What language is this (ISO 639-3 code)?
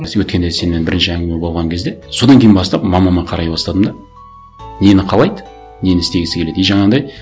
kaz